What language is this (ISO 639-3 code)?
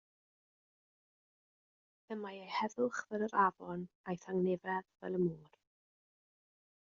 cym